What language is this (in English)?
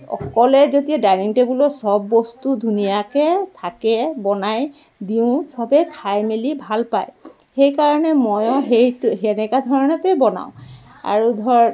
Assamese